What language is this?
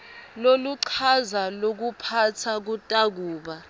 Swati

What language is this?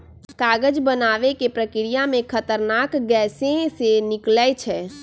Magahi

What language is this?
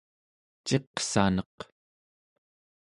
Central Yupik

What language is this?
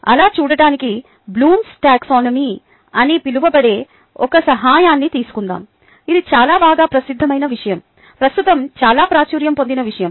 Telugu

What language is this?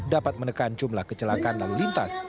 Indonesian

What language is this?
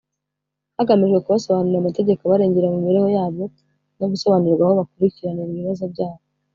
Kinyarwanda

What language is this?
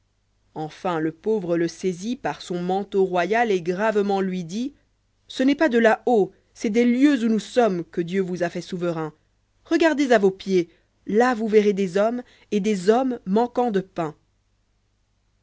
French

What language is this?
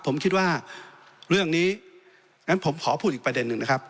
Thai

